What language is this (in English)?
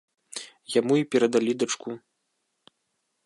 Belarusian